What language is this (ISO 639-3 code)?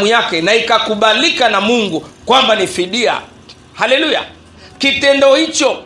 swa